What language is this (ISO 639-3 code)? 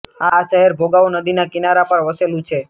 guj